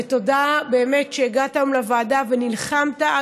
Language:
Hebrew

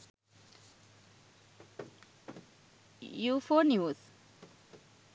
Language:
Sinhala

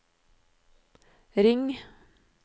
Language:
Norwegian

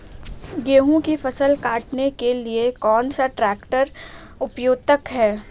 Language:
Hindi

